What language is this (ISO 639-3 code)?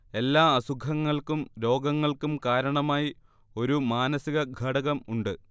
mal